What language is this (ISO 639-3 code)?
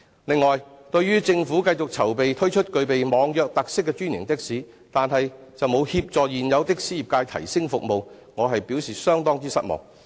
yue